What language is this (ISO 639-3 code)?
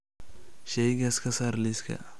som